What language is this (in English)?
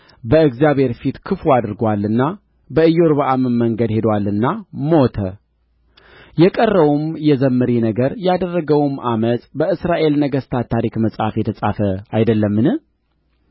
Amharic